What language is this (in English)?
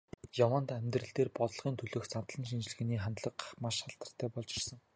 Mongolian